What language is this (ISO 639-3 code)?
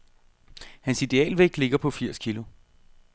dan